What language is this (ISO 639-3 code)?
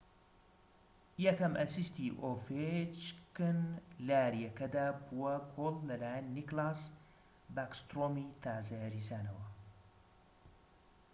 ckb